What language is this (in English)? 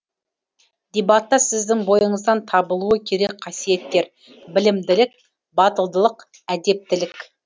Kazakh